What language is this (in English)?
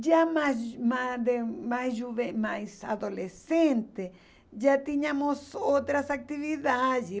Portuguese